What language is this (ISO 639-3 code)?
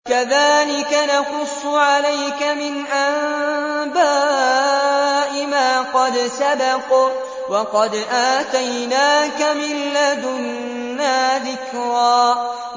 ara